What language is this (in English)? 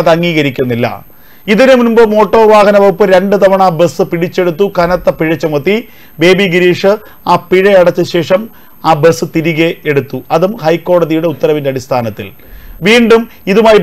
Arabic